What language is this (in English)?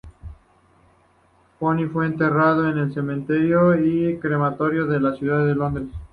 Spanish